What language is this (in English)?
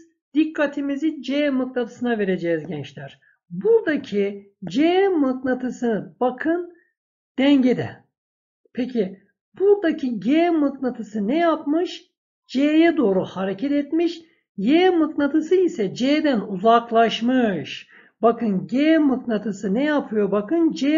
Turkish